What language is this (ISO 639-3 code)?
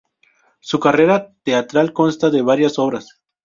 spa